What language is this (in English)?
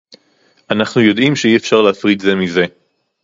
Hebrew